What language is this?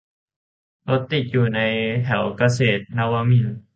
Thai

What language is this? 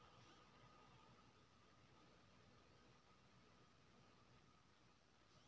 Maithili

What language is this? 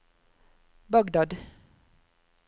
Norwegian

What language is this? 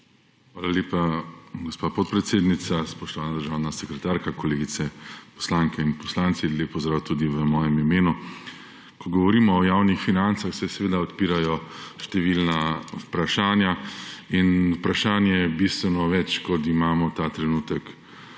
Slovenian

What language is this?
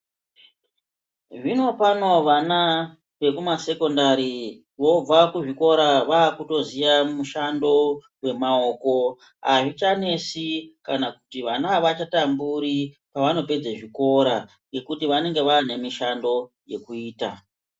Ndau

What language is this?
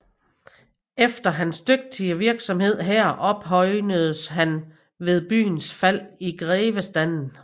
Danish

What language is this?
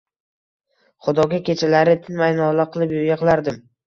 Uzbek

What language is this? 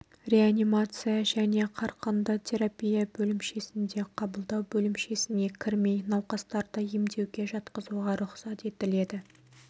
Kazakh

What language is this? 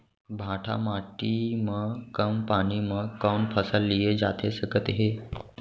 Chhattisgarhi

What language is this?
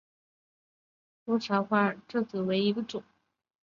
Chinese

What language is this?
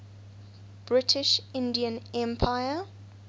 English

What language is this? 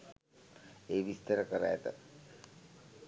Sinhala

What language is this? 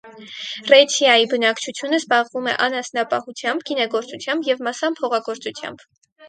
Armenian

